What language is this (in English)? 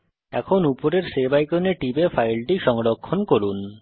Bangla